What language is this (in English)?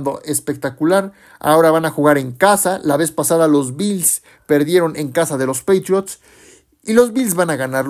Spanish